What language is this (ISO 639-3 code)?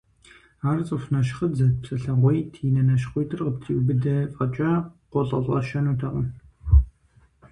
kbd